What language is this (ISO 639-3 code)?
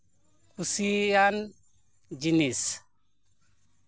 sat